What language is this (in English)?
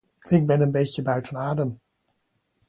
Dutch